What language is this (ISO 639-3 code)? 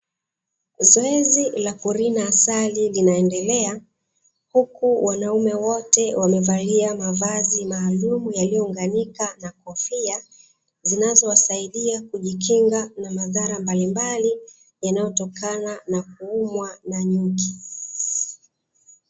swa